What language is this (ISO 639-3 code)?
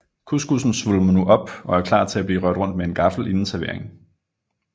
dan